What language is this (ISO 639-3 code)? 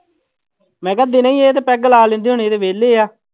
pan